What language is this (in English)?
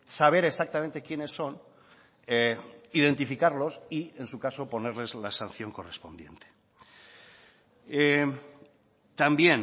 Spanish